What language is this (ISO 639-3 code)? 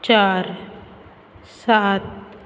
kok